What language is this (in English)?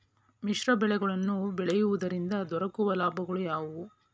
Kannada